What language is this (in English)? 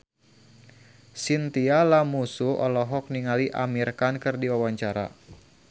Sundanese